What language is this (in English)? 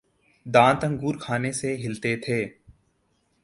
Urdu